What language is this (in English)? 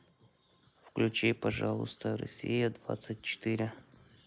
Russian